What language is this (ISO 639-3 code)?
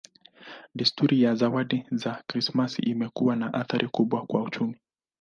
swa